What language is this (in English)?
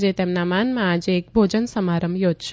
Gujarati